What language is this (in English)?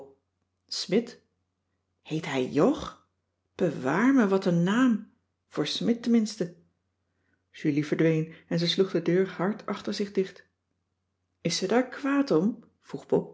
Dutch